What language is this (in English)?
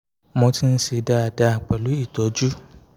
Yoruba